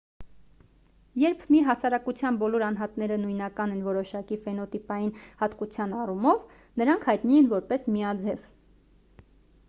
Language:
Armenian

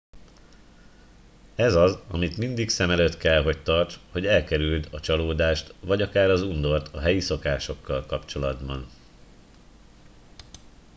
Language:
Hungarian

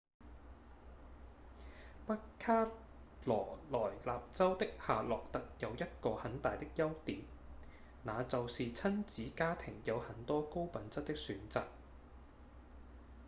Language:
Cantonese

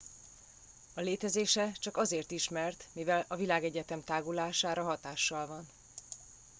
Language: Hungarian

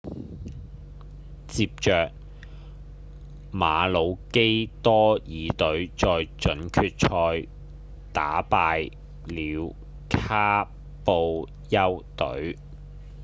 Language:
Cantonese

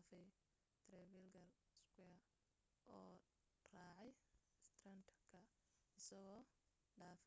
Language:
Somali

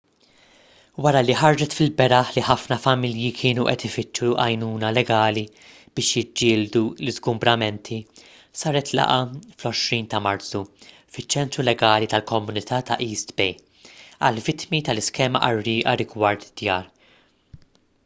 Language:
Maltese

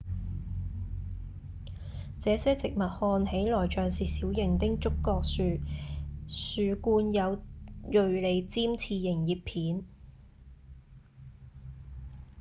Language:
Cantonese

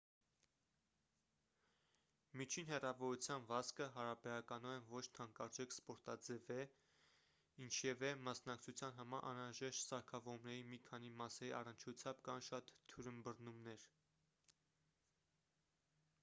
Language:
Armenian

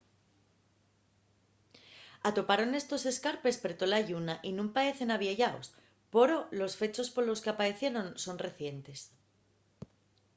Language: Asturian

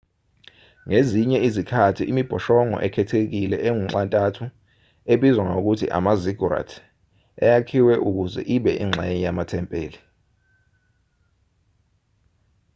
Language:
Zulu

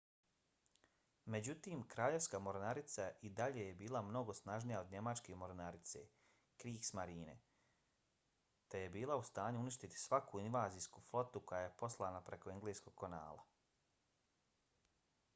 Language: Bosnian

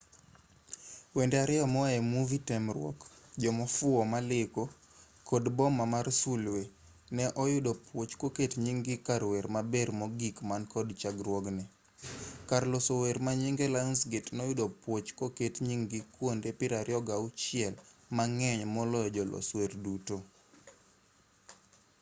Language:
Luo (Kenya and Tanzania)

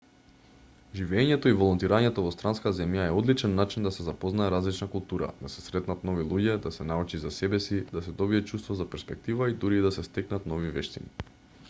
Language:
Macedonian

